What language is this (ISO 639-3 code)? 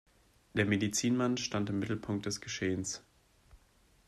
deu